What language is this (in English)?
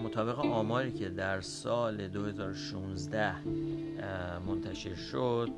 Persian